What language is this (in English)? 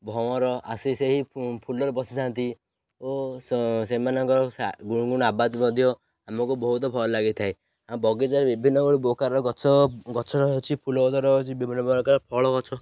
Odia